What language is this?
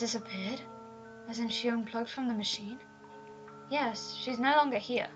English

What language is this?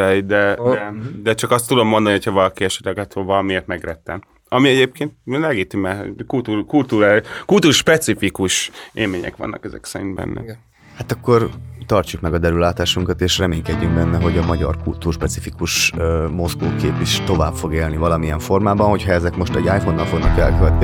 Hungarian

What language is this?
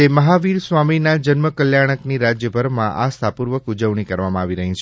Gujarati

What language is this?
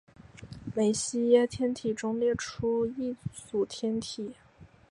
Chinese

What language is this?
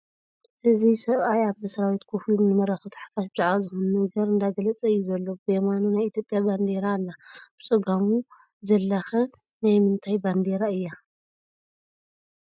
Tigrinya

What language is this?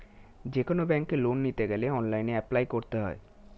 Bangla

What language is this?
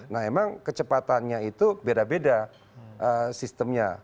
Indonesian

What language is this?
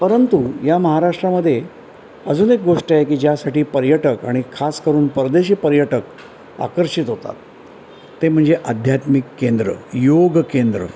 Marathi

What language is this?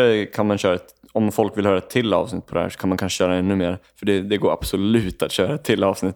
Swedish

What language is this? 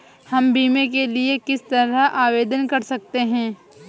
Hindi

